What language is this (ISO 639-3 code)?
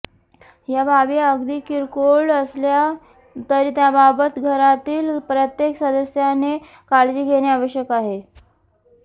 mar